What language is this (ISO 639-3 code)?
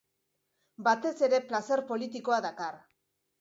eus